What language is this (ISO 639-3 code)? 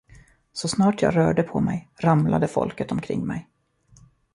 swe